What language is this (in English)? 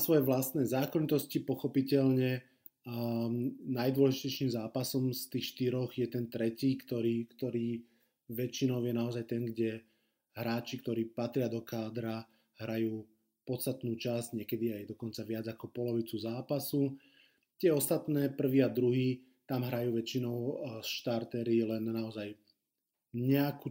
Slovak